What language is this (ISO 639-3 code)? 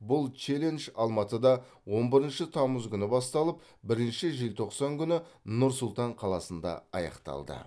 kaz